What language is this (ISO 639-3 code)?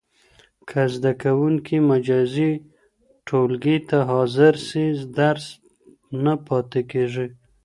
pus